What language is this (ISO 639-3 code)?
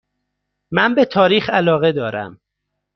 fas